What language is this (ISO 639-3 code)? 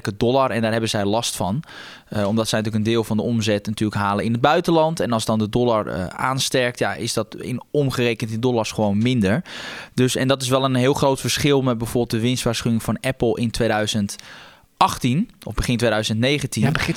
nld